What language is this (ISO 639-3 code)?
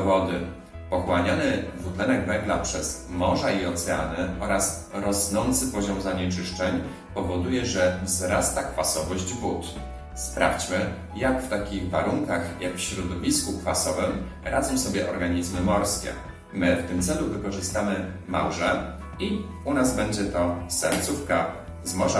pol